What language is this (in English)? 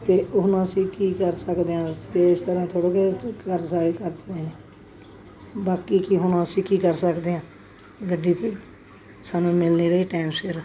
Punjabi